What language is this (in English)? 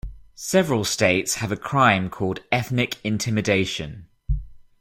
English